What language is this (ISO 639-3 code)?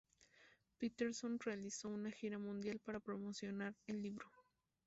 spa